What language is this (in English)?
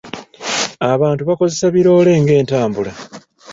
Ganda